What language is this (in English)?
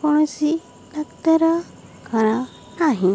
Odia